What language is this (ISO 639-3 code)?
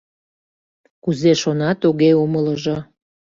chm